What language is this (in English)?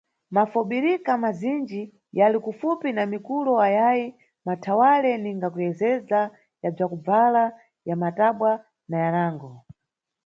Nyungwe